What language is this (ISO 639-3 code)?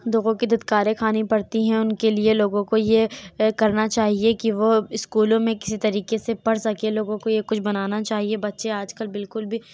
urd